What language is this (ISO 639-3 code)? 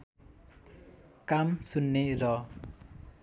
nep